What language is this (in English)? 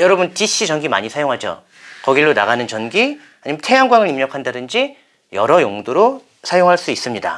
Korean